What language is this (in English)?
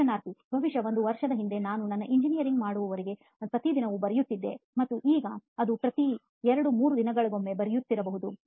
Kannada